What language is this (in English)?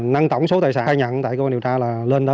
Vietnamese